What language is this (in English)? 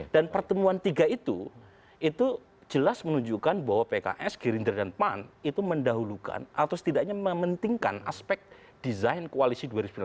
Indonesian